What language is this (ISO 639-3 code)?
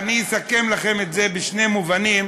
heb